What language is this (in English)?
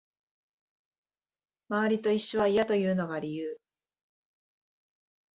Japanese